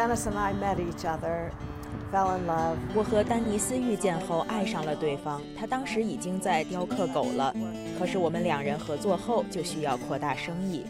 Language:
Chinese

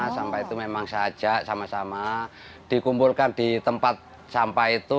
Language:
Indonesian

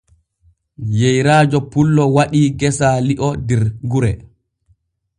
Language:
Borgu Fulfulde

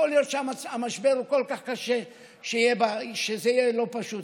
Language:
Hebrew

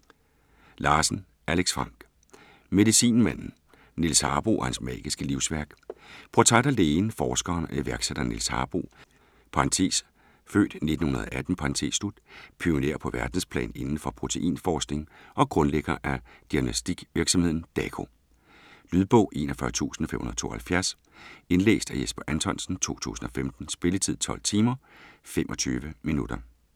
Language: Danish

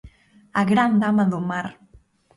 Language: Galician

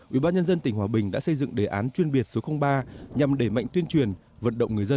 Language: Vietnamese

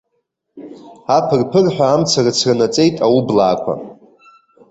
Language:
Abkhazian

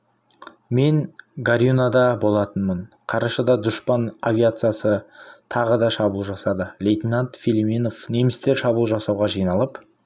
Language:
Kazakh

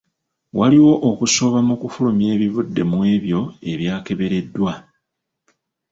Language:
Ganda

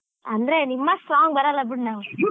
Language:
Kannada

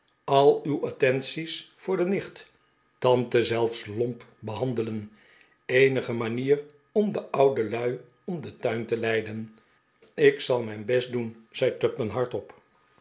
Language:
Dutch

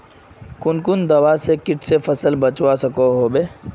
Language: Magahi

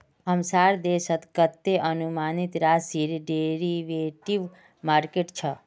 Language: Magahi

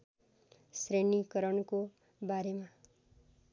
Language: Nepali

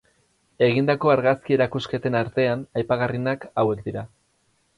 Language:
Basque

